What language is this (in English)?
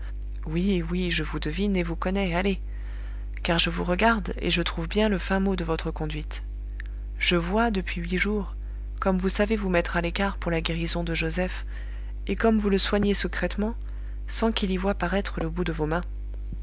French